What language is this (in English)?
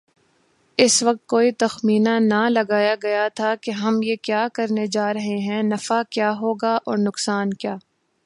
Urdu